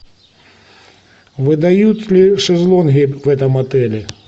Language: Russian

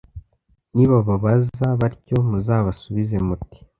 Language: Kinyarwanda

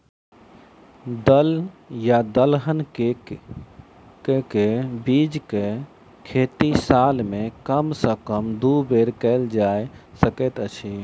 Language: Maithili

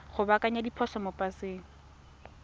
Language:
Tswana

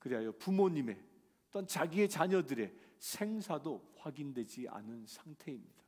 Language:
Korean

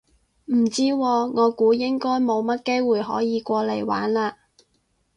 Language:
Cantonese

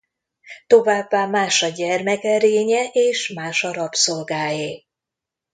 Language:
Hungarian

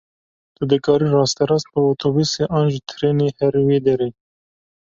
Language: Kurdish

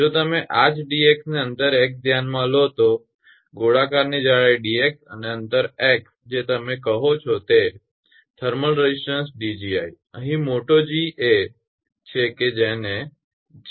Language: Gujarati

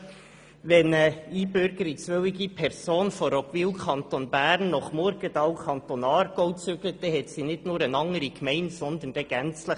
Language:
Swiss German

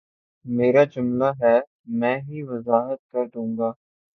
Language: Urdu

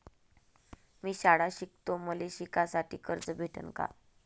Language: Marathi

